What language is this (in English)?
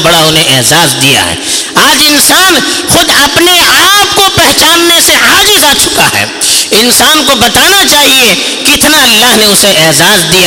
Urdu